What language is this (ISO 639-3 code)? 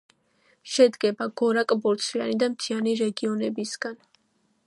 kat